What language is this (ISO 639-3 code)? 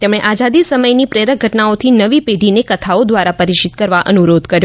guj